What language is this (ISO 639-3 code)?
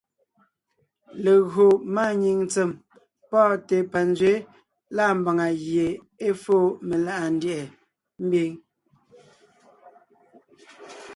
nnh